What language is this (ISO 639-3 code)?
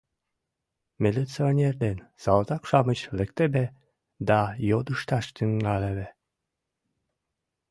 chm